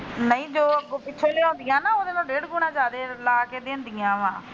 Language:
Punjabi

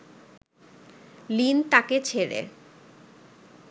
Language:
Bangla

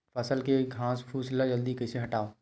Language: Chhattisgarhi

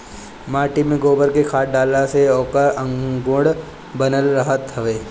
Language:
Bhojpuri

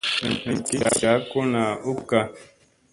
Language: Musey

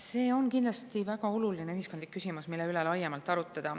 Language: Estonian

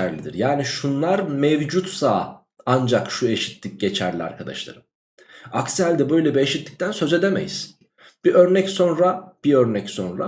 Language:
Turkish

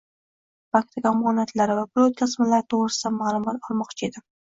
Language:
Uzbek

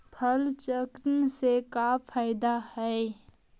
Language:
Magahi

